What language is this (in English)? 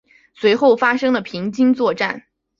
Chinese